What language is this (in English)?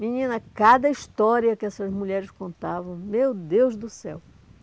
Portuguese